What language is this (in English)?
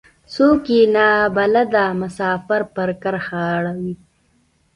Pashto